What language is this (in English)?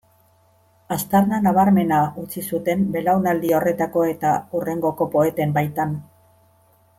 Basque